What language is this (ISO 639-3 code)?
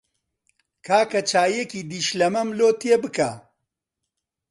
ckb